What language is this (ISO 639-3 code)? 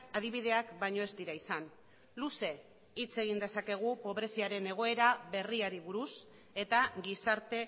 eus